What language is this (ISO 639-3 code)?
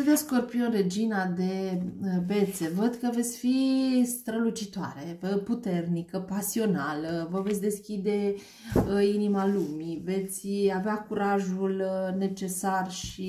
ron